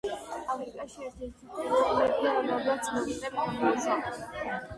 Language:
Georgian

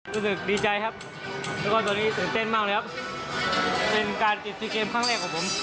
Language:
Thai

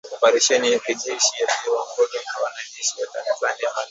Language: Swahili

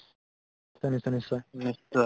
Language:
Assamese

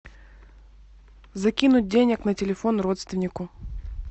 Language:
Russian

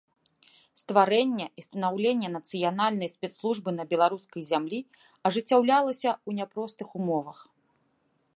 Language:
Belarusian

